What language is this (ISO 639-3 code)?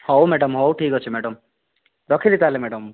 ori